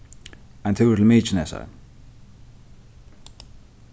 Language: Faroese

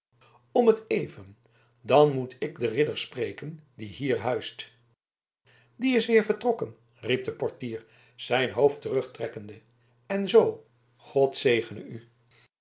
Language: Dutch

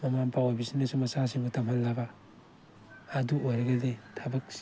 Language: Manipuri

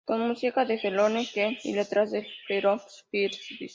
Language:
Spanish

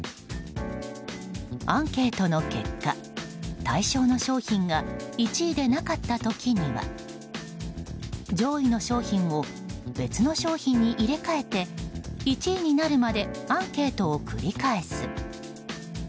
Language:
Japanese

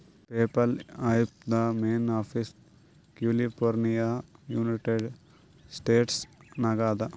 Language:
Kannada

